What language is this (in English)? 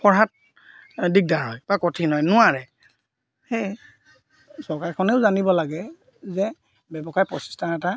Assamese